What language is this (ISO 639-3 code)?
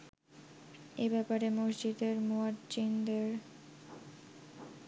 ben